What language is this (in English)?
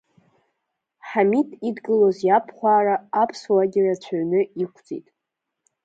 Abkhazian